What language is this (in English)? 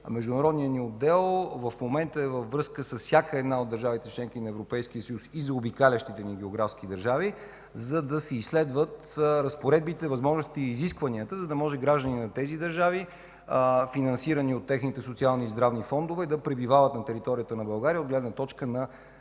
Bulgarian